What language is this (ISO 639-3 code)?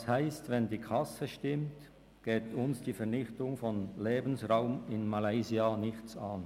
gsw